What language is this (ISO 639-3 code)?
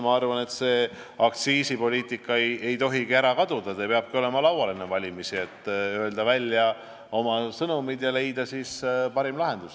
est